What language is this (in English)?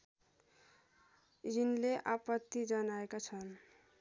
Nepali